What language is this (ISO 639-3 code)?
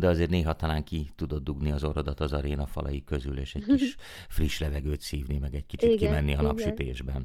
hun